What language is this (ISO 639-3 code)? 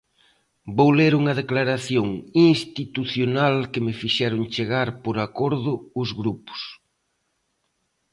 glg